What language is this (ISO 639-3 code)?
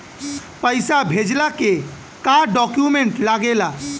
bho